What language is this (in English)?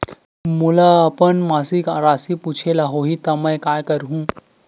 Chhattisgarhi